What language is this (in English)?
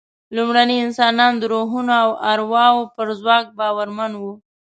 Pashto